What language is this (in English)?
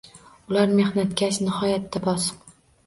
Uzbek